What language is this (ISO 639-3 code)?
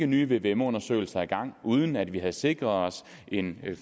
dan